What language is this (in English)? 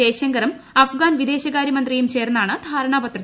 Malayalam